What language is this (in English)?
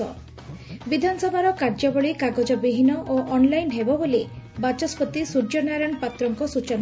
Odia